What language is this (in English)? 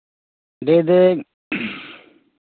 Santali